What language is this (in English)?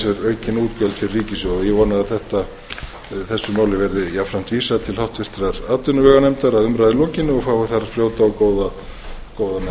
Icelandic